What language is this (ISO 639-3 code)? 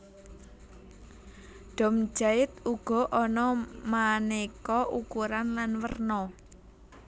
jav